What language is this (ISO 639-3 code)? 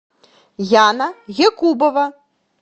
rus